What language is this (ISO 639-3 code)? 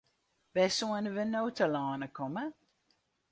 fry